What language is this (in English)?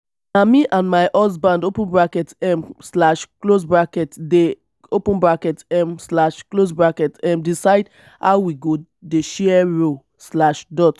Nigerian Pidgin